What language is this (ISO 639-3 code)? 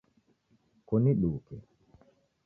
dav